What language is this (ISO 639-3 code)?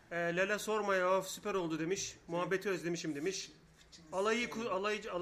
tur